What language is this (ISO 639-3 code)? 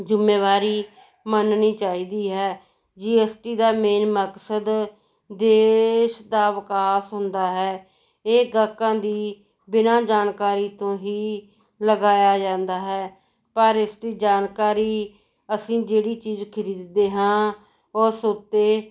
pan